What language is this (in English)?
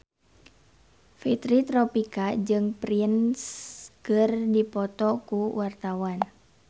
Sundanese